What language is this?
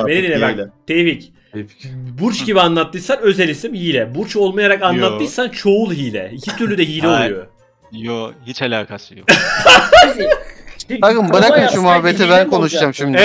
Turkish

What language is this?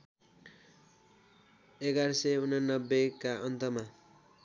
Nepali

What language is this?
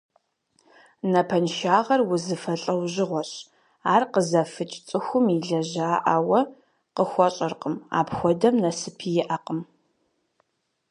Kabardian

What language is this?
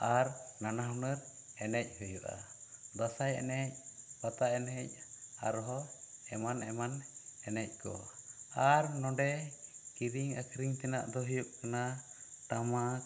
Santali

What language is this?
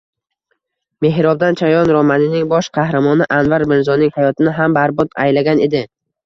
Uzbek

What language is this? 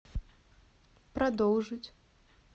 Russian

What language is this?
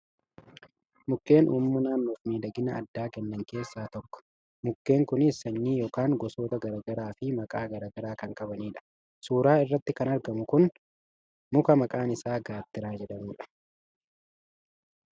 Oromo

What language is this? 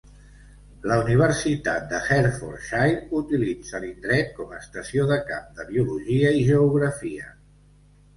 Catalan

